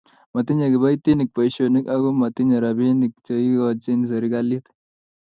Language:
Kalenjin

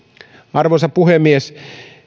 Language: Finnish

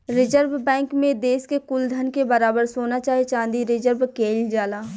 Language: Bhojpuri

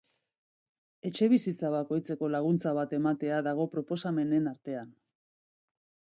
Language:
Basque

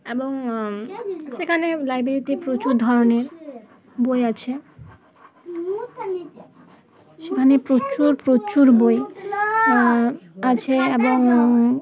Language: Bangla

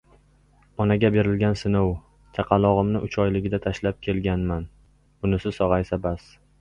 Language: Uzbek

